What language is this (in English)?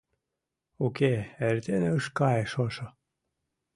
Mari